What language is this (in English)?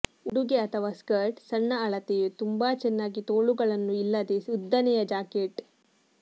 Kannada